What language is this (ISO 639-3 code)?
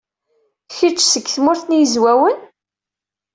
kab